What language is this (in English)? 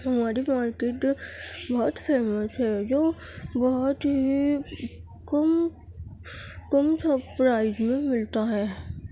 Urdu